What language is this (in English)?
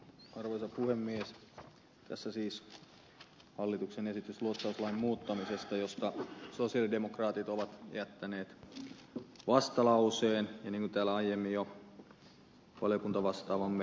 Finnish